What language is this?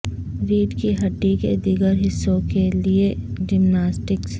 Urdu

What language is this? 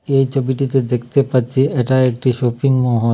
Bangla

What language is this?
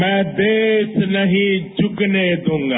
Hindi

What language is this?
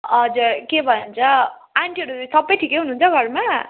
Nepali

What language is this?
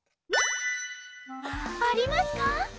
Japanese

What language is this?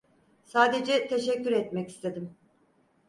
Turkish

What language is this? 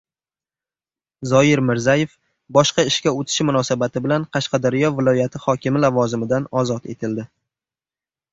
Uzbek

